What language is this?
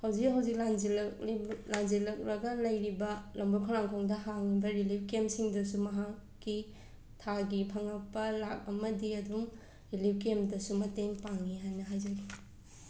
Manipuri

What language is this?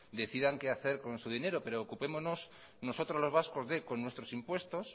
Spanish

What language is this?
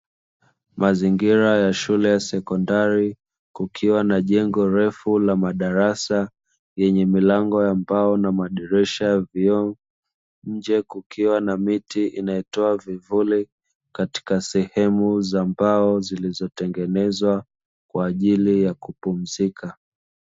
Swahili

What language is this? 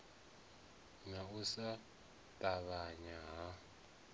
Venda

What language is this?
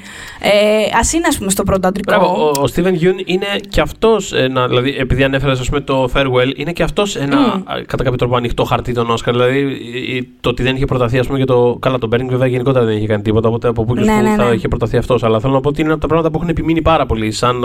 Greek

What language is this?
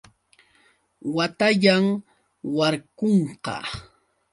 Yauyos Quechua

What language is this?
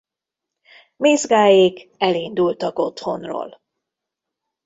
Hungarian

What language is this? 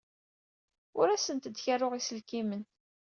Kabyle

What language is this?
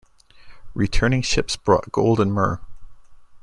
English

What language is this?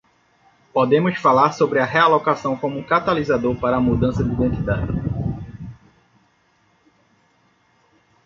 Portuguese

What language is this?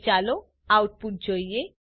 Gujarati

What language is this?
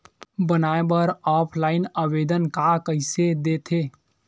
Chhattisgarhi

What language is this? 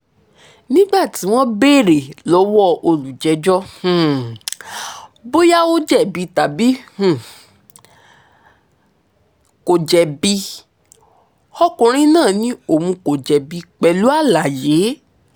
Yoruba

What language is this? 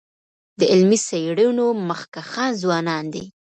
Pashto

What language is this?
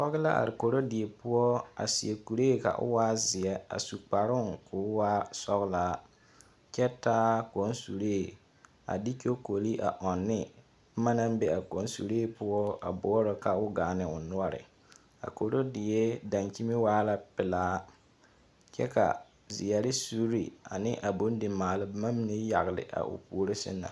Southern Dagaare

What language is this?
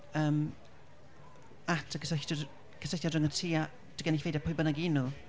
Welsh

